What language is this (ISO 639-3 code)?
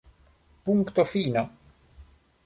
epo